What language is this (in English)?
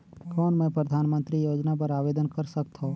Chhattisgarhi